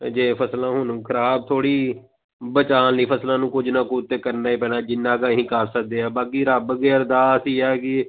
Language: Punjabi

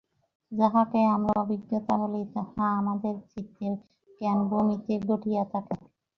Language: Bangla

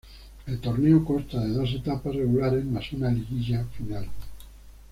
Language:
Spanish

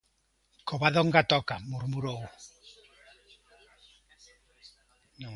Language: Galician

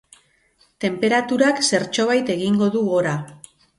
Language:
Basque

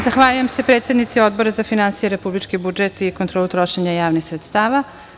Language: Serbian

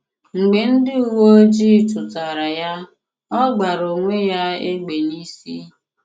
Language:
Igbo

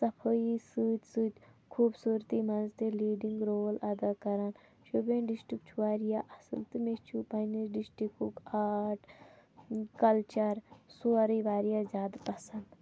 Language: Kashmiri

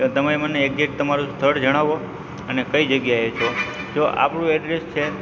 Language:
Gujarati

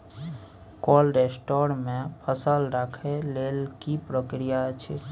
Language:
Maithili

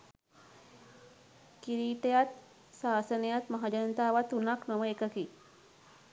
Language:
Sinhala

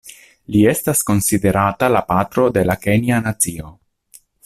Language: Esperanto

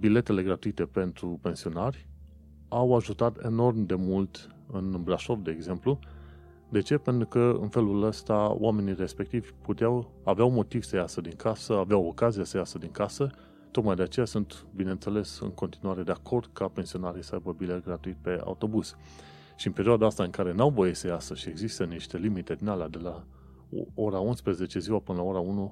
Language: Romanian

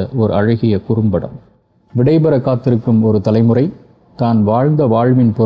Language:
Tamil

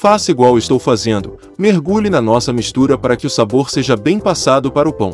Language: Portuguese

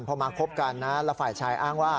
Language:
Thai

